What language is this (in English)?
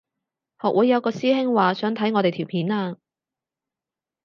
Cantonese